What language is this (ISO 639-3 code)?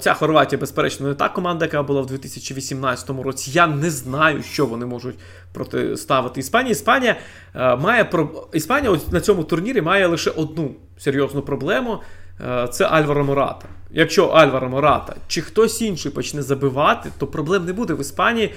ukr